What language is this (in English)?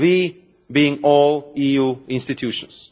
English